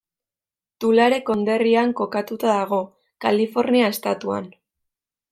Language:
Basque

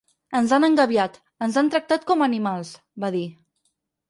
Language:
Catalan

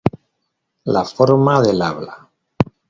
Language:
Spanish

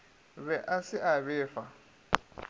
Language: Northern Sotho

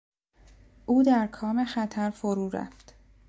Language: Persian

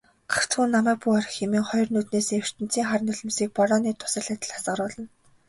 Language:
Mongolian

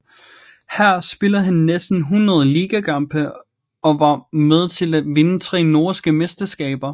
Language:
Danish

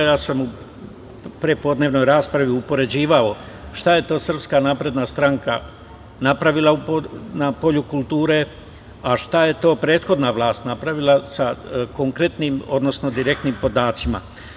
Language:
Serbian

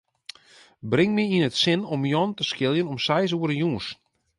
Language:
Western Frisian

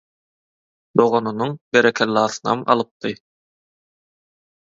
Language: Turkmen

